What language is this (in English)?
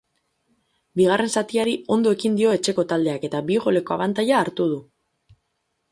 Basque